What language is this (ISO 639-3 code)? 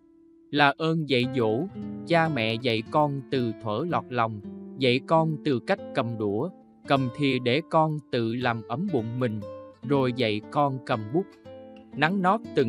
vie